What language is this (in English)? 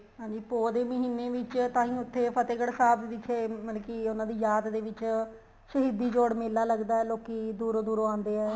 Punjabi